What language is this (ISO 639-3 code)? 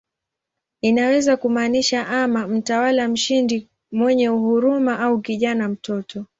swa